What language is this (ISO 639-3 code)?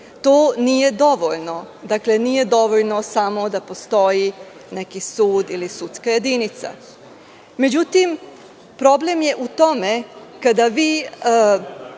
srp